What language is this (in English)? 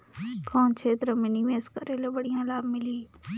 Chhattisgarhi